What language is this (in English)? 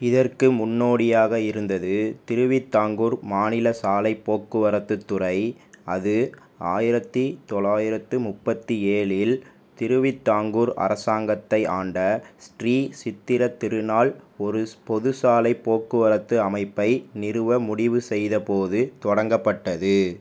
Tamil